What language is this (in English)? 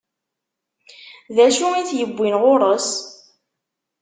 Kabyle